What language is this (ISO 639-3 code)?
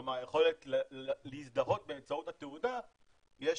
heb